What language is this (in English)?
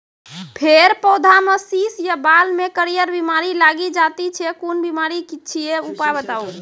Maithili